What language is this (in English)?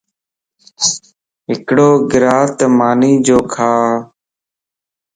Lasi